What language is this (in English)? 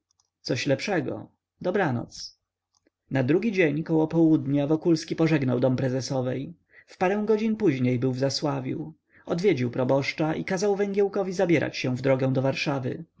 Polish